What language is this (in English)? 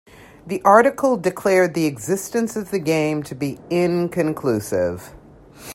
English